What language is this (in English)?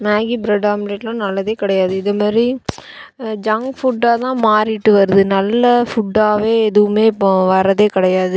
Tamil